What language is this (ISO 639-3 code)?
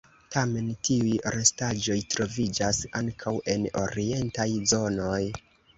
epo